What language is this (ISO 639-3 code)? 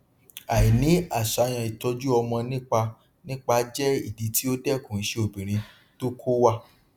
yor